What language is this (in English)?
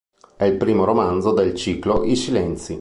Italian